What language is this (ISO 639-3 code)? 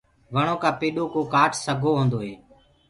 ggg